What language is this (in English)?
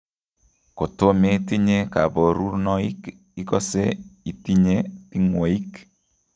Kalenjin